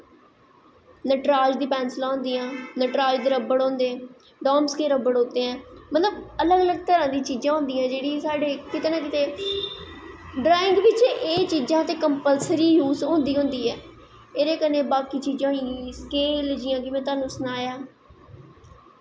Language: Dogri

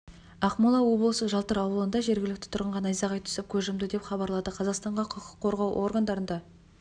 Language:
Kazakh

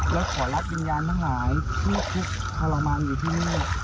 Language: Thai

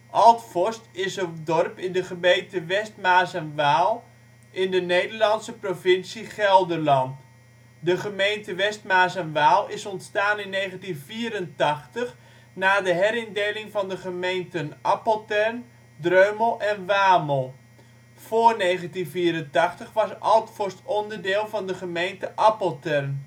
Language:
Dutch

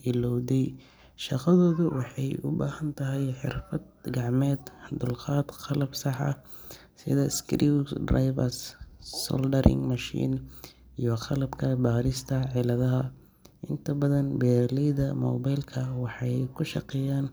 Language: Somali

